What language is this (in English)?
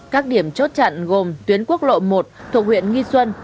Vietnamese